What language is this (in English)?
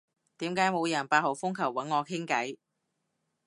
Cantonese